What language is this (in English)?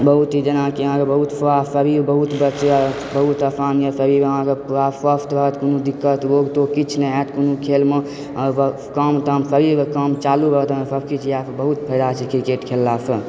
Maithili